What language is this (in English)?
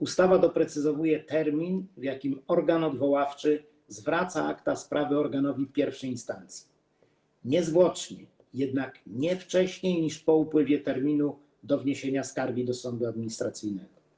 Polish